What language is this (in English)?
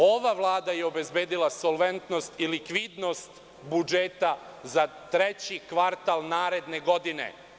Serbian